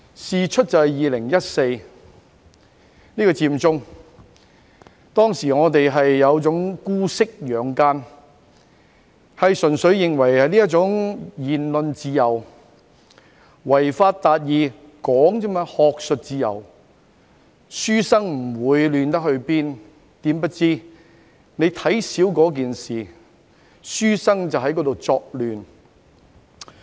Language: Cantonese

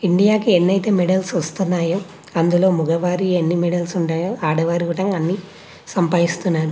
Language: Telugu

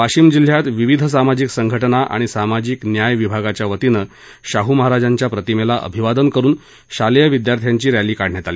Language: Marathi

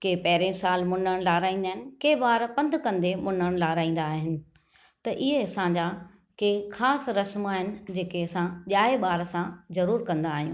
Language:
Sindhi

